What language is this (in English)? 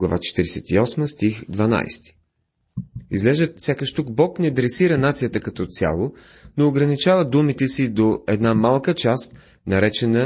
Bulgarian